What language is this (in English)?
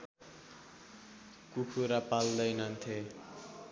Nepali